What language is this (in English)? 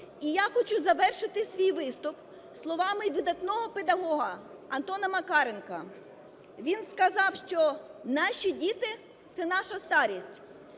Ukrainian